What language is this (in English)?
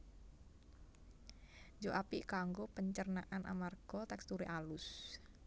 Javanese